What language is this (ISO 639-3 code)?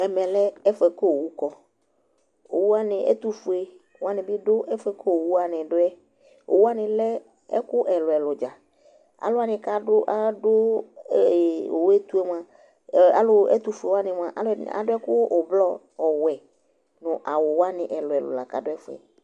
kpo